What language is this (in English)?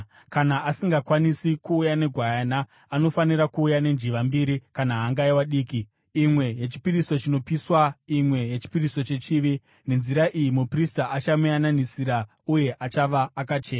Shona